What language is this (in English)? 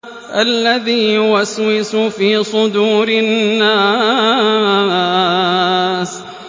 Arabic